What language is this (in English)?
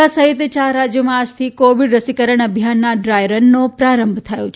Gujarati